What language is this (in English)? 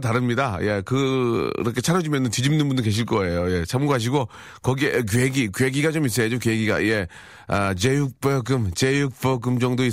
Korean